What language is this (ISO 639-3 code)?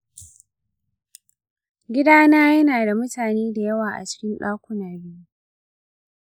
hau